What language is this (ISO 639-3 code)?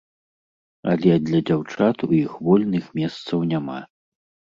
bel